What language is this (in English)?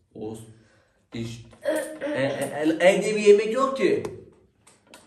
Turkish